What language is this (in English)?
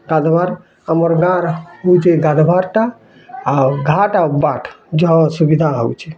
Odia